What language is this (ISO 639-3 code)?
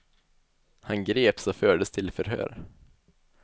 swe